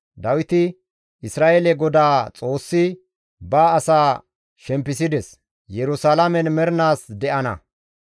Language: Gamo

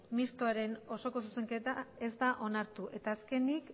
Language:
Basque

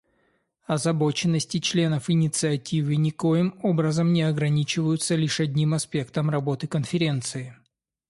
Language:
Russian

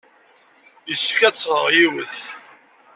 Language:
Kabyle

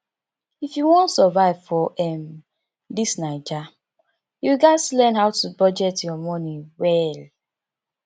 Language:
Nigerian Pidgin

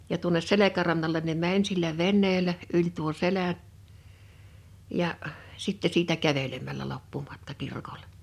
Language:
Finnish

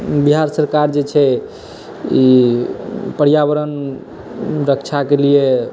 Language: Maithili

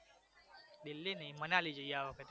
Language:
Gujarati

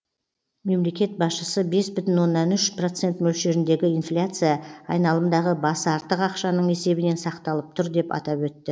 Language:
Kazakh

